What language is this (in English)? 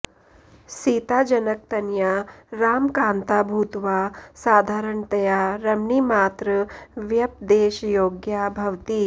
Sanskrit